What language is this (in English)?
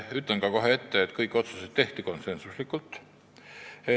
Estonian